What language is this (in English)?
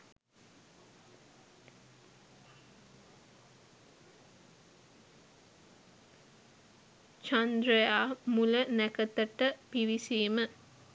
Sinhala